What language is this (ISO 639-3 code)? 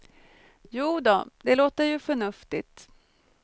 swe